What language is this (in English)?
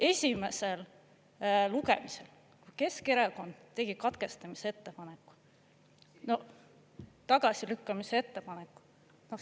Estonian